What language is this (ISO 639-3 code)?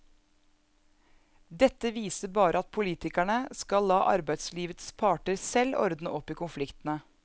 nor